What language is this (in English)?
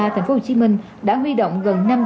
Vietnamese